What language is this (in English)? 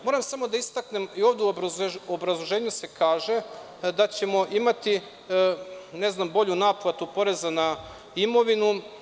Serbian